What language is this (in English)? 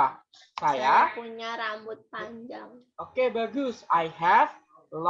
Indonesian